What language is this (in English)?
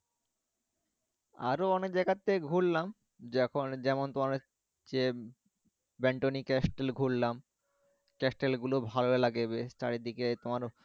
Bangla